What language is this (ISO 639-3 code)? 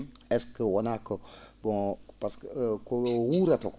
ful